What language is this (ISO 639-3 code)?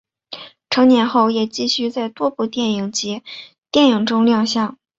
zho